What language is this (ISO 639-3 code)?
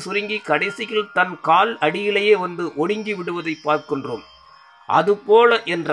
tam